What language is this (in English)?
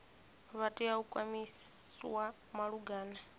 Venda